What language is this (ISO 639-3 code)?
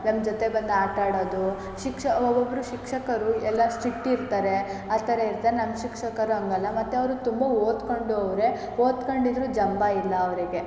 kan